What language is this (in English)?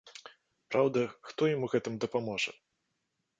Belarusian